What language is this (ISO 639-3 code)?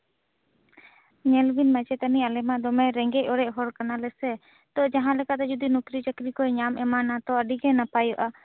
sat